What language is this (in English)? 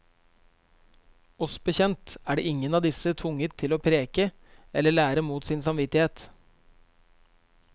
Norwegian